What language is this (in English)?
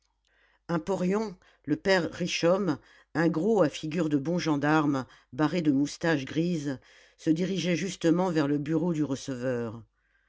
French